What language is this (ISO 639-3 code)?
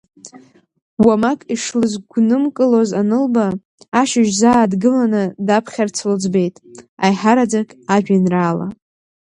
abk